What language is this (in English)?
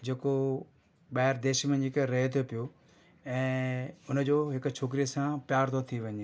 Sindhi